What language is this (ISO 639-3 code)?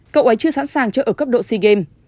vie